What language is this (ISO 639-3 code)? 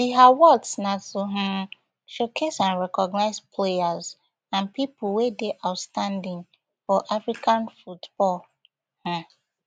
pcm